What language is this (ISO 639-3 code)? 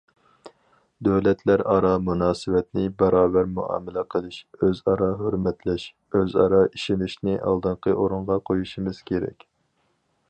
uig